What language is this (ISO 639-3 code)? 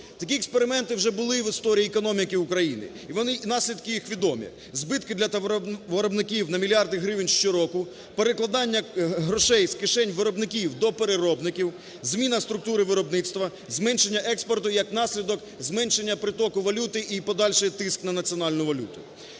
ukr